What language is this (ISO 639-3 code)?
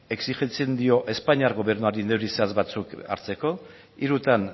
eus